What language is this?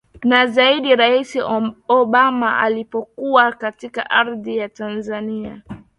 Swahili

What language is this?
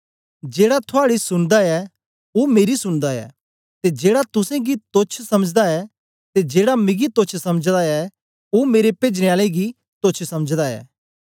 Dogri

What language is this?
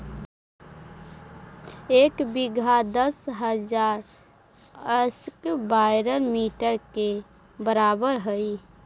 Magahi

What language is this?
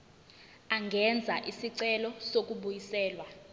Zulu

